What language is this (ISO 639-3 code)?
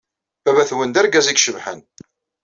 kab